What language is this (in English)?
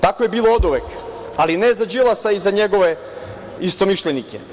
Serbian